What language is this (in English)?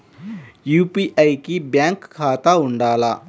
Telugu